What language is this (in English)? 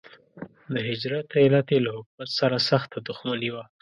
Pashto